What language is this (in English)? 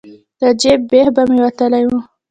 Pashto